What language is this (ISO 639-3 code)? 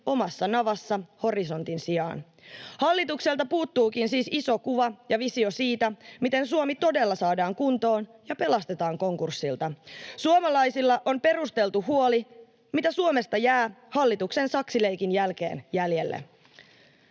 fin